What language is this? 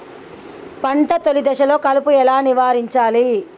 Telugu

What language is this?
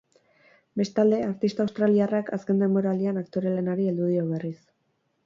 Basque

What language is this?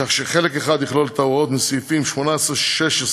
Hebrew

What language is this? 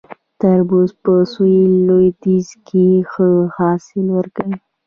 Pashto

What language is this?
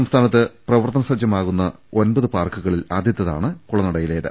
Malayalam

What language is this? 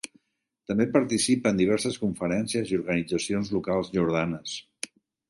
Catalan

